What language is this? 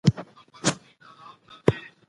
Pashto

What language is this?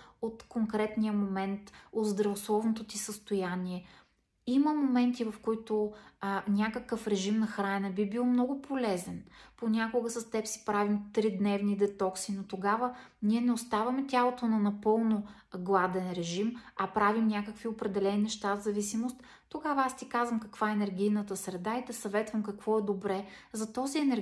Bulgarian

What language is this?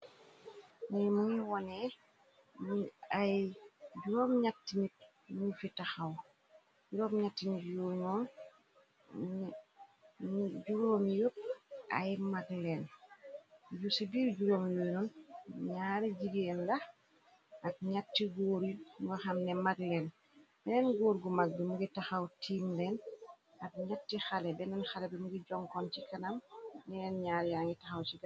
Wolof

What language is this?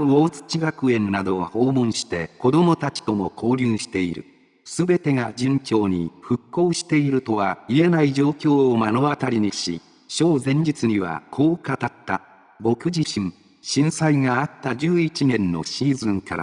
Japanese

